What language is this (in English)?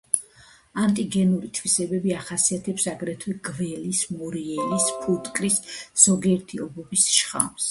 Georgian